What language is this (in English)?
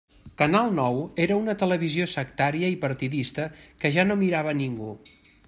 Catalan